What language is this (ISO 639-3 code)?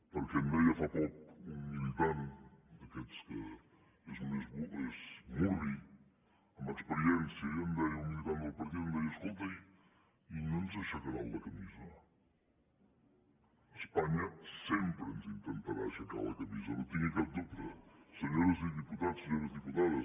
cat